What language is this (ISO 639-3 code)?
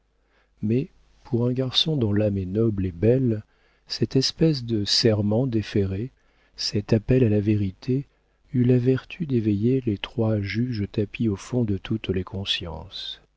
fra